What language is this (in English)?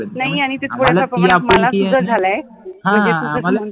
Marathi